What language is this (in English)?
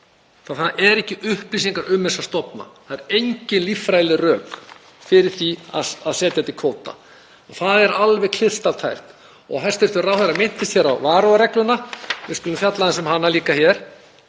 Icelandic